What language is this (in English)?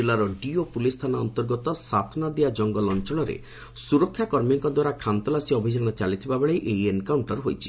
Odia